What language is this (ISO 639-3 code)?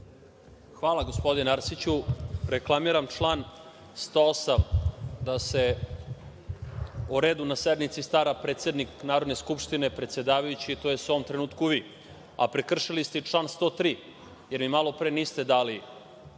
srp